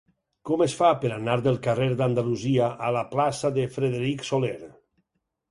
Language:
Catalan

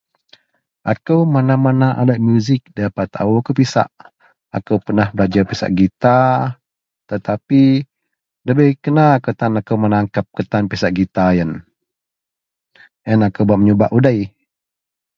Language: Central Melanau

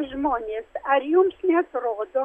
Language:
Lithuanian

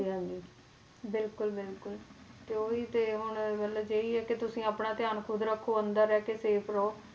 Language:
Punjabi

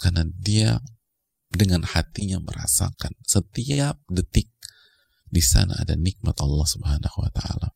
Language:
Indonesian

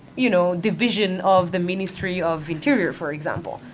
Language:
English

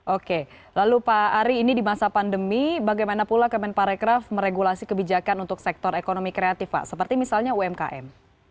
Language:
Indonesian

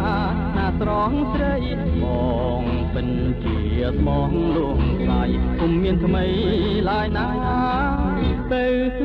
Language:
Thai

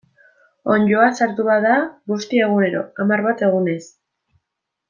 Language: Basque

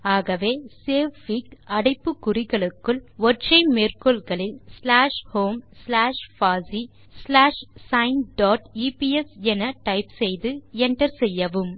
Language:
Tamil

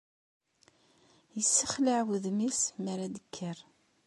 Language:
Kabyle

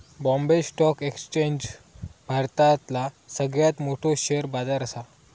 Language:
Marathi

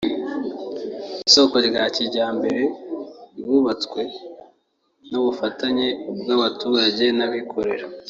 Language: Kinyarwanda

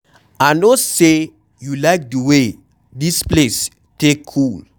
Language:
Nigerian Pidgin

